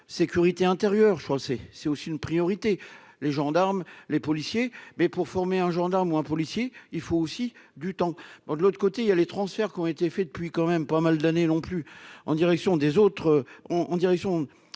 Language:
French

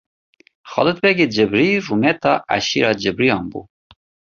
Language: Kurdish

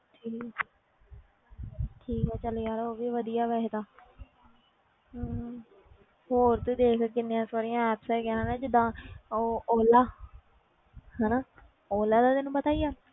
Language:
Punjabi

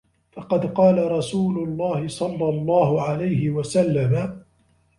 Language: Arabic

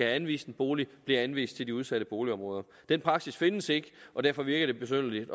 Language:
Danish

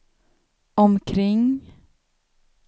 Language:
Swedish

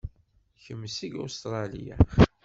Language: Kabyle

